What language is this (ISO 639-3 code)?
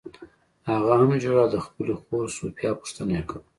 pus